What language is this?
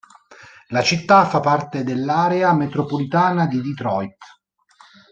Italian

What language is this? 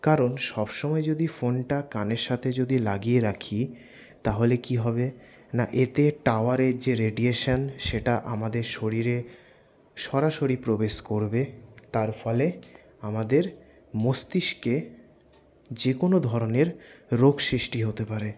Bangla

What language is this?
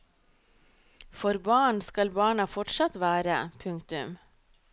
Norwegian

